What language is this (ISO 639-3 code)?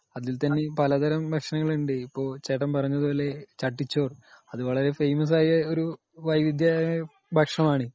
mal